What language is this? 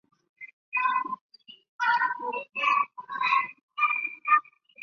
Chinese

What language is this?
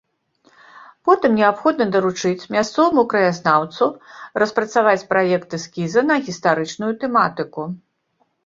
Belarusian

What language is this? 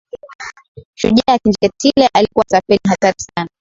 Swahili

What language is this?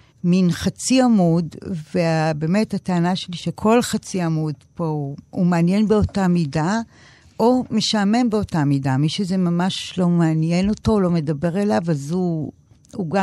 Hebrew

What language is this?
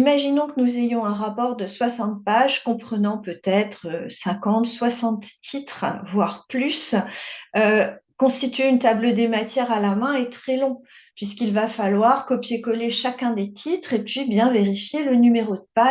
French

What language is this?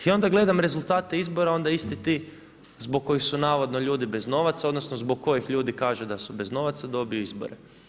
Croatian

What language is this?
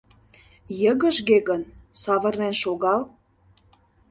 Mari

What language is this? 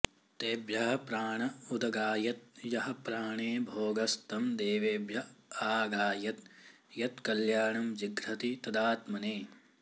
Sanskrit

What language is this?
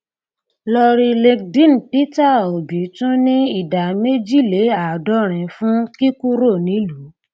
Yoruba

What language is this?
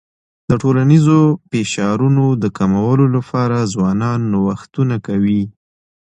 Pashto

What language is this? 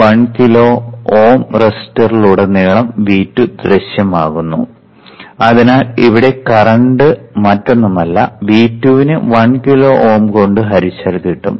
Malayalam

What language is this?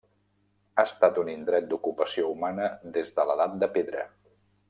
Catalan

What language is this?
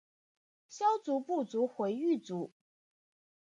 Chinese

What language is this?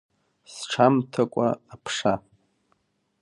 Abkhazian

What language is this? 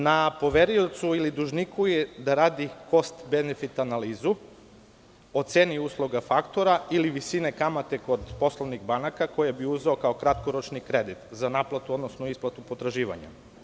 Serbian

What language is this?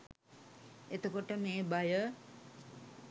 Sinhala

